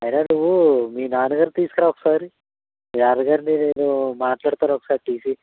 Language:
Telugu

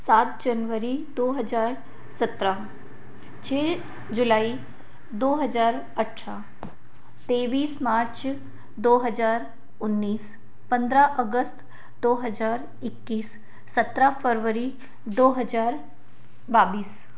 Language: Hindi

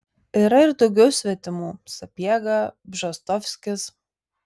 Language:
Lithuanian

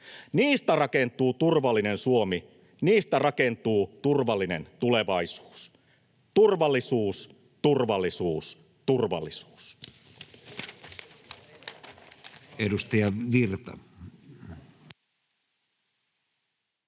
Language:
Finnish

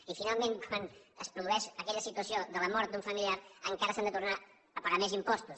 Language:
Catalan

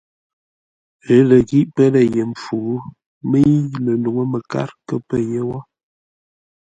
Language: Ngombale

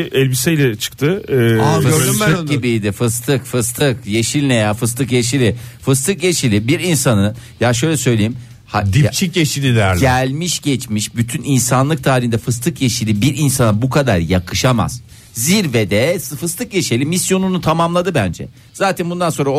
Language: Turkish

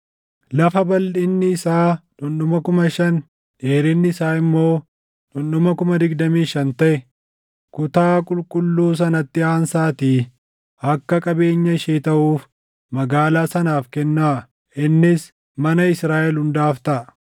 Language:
Oromo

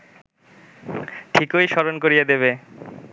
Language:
Bangla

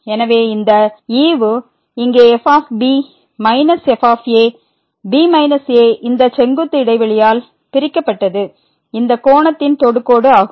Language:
Tamil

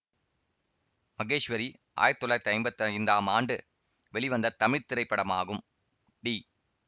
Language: Tamil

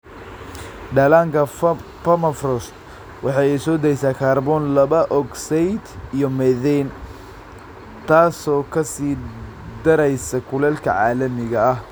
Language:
Somali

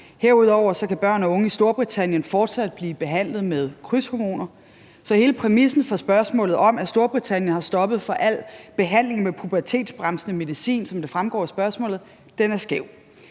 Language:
Danish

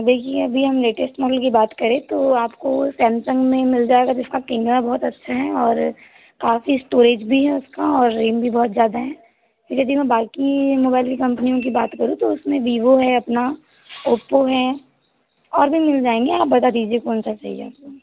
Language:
Hindi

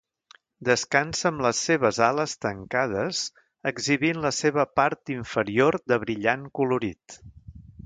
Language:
Catalan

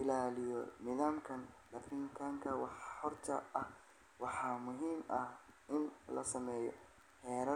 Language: Somali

